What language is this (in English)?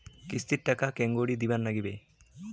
Bangla